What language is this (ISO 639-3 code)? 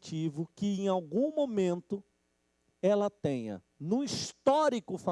por